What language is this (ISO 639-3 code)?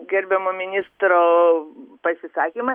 lit